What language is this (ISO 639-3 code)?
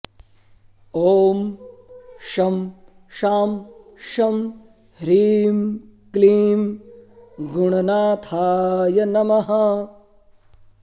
san